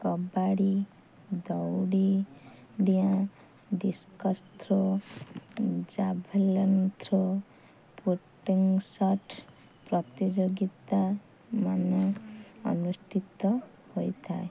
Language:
Odia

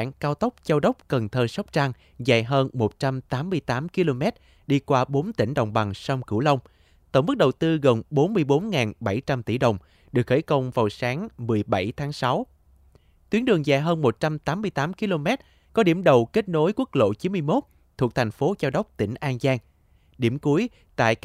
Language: Vietnamese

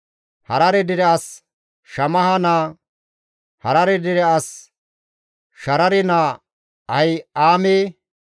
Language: Gamo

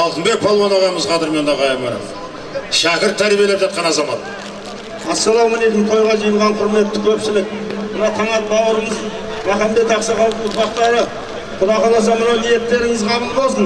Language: Turkish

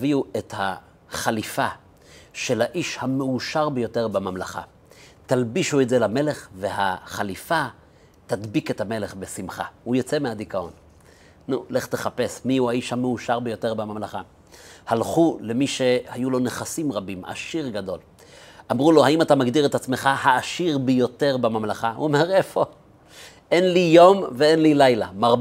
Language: Hebrew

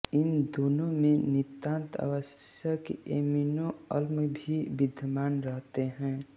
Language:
Hindi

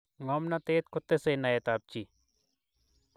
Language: Kalenjin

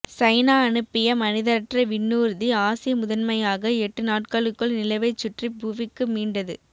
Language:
Tamil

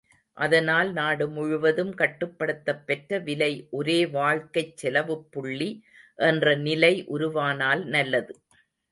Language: Tamil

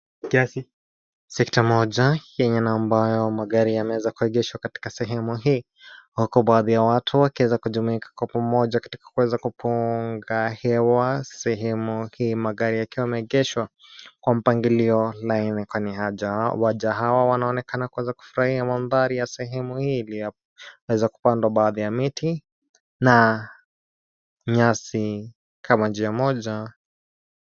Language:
Swahili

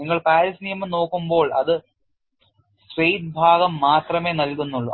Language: Malayalam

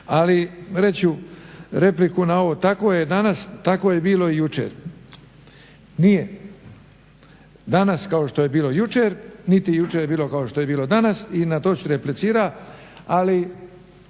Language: Croatian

